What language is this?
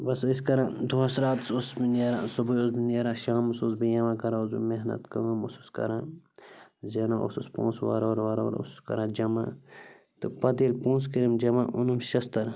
Kashmiri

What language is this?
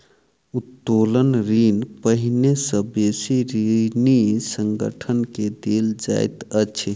Maithili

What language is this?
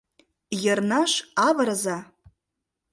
Mari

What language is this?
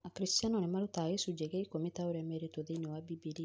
Kikuyu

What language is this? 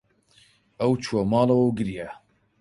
Central Kurdish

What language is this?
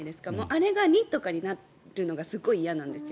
Japanese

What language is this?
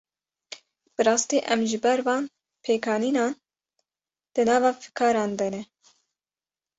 Kurdish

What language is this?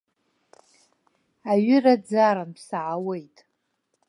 Abkhazian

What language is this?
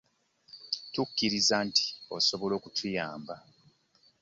Ganda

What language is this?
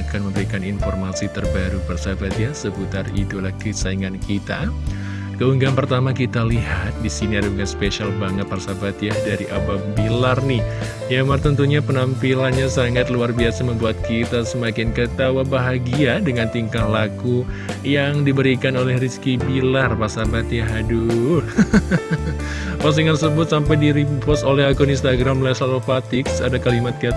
Indonesian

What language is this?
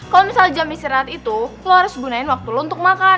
Indonesian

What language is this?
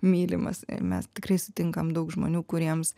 Lithuanian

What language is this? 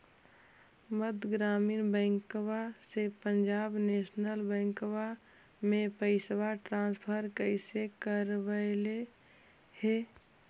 Magahi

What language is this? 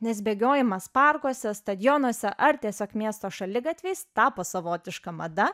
Lithuanian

